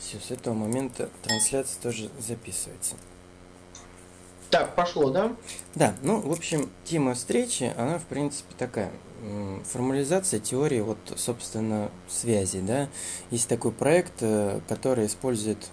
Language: Russian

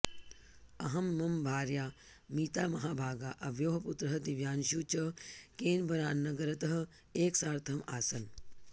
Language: Sanskrit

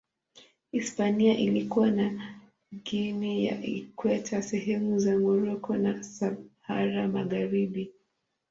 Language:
Swahili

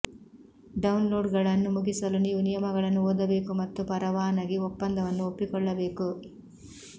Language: Kannada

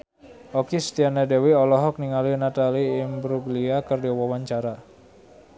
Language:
Sundanese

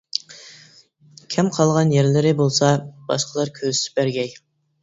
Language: Uyghur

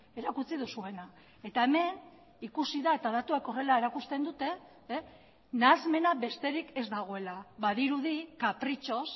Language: Basque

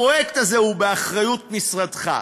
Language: Hebrew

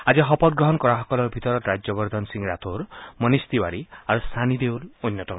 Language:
Assamese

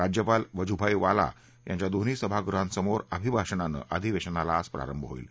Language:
Marathi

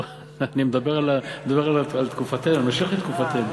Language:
Hebrew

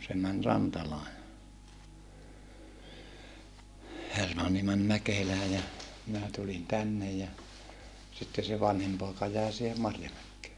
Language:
Finnish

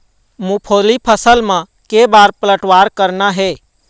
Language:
Chhattisgarhi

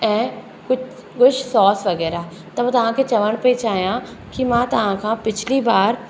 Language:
Sindhi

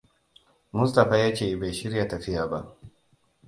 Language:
Hausa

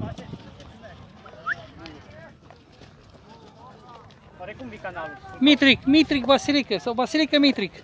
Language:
Romanian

